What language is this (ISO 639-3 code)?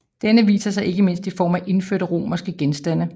dan